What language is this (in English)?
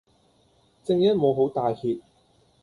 Cantonese